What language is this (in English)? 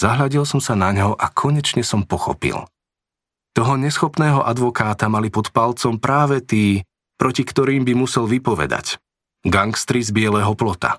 Slovak